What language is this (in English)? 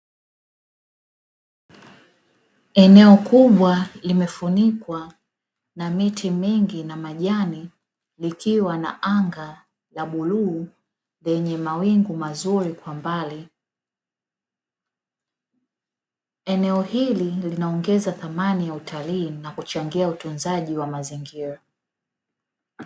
Swahili